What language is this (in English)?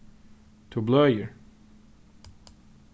Faroese